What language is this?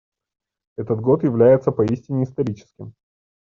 Russian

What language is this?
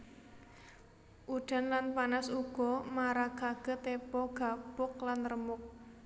Javanese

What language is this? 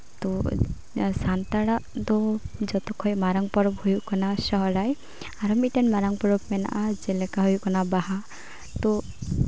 Santali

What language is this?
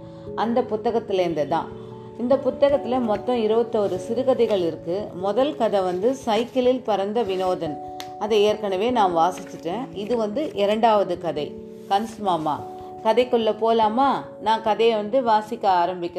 Tamil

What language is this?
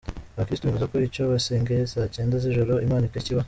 Kinyarwanda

